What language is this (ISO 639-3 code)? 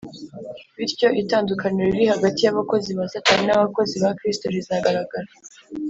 kin